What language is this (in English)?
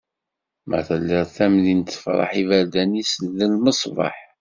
Kabyle